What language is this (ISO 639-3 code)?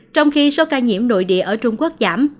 vie